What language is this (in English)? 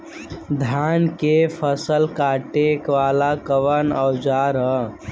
Bhojpuri